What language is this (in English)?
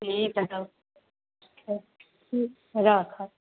Maithili